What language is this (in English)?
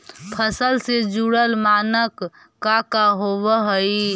Magahi